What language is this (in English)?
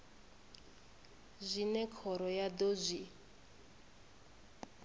Venda